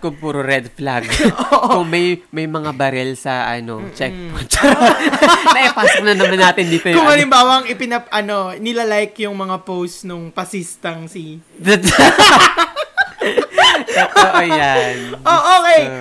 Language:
Filipino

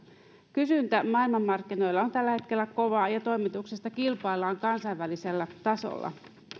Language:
Finnish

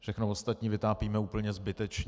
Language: Czech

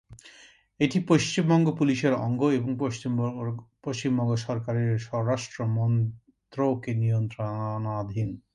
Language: Bangla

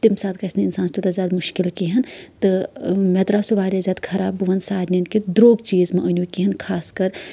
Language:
Kashmiri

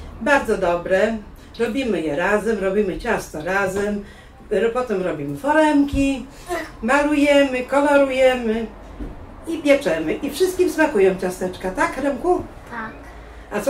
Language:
Polish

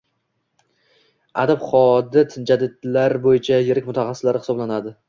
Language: Uzbek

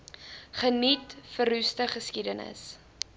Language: Afrikaans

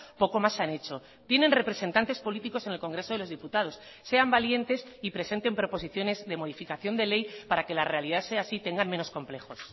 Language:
Spanish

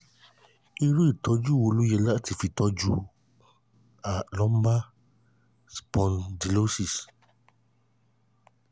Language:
Yoruba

